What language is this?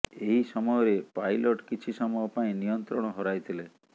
Odia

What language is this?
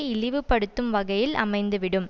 Tamil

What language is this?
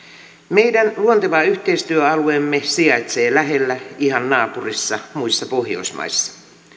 Finnish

